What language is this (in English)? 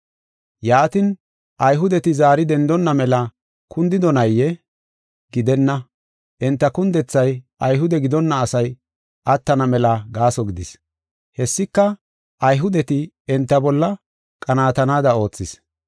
Gofa